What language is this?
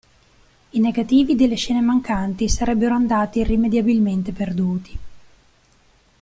Italian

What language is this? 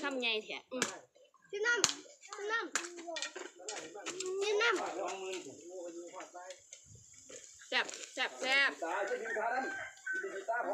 Thai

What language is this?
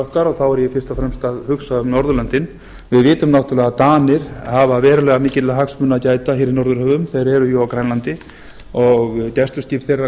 Icelandic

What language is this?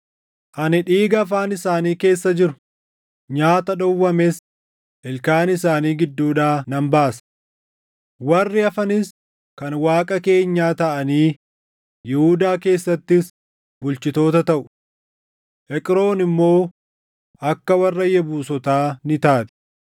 Oromo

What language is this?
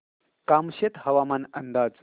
Marathi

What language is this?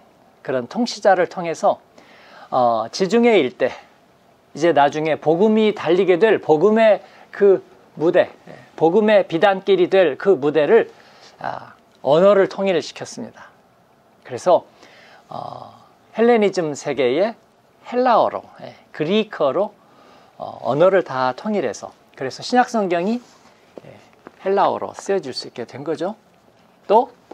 Korean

